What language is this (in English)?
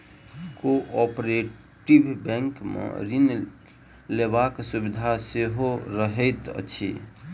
Maithili